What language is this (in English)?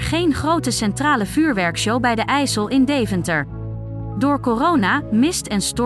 Dutch